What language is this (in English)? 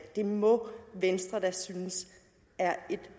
Danish